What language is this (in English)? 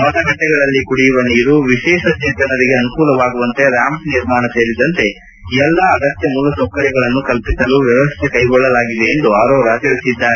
Kannada